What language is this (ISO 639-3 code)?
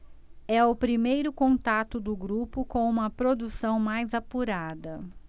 por